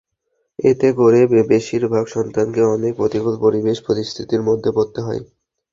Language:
Bangla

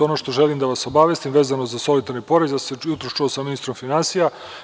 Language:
Serbian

